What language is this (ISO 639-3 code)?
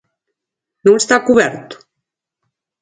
glg